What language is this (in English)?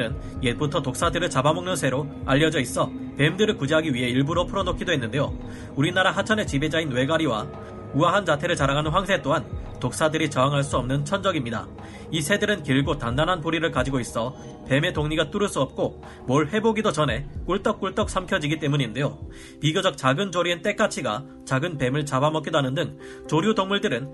Korean